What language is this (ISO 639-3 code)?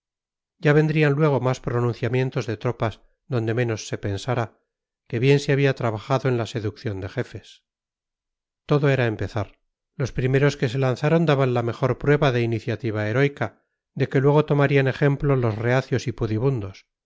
spa